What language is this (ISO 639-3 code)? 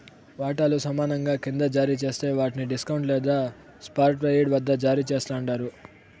tel